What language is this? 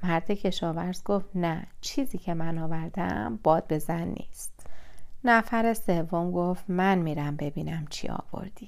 Persian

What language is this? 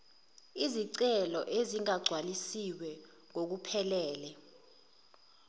Zulu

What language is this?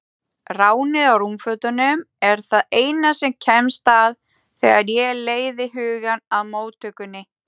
Icelandic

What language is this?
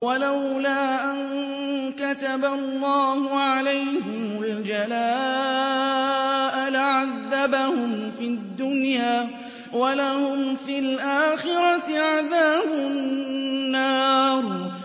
Arabic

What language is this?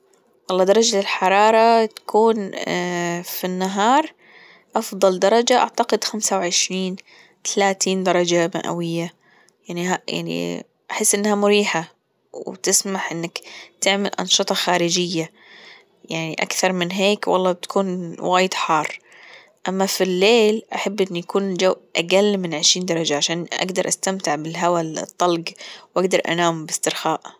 Gulf Arabic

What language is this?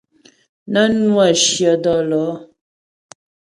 Ghomala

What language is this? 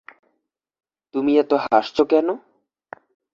Bangla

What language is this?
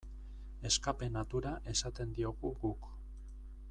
Basque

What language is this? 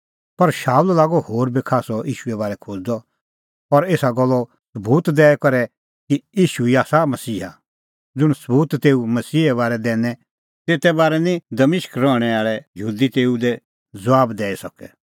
Kullu Pahari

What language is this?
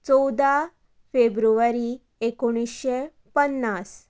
Konkani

